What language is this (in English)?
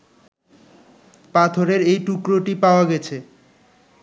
Bangla